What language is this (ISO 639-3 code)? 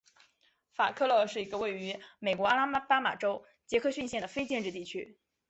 zho